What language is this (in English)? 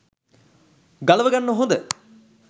Sinhala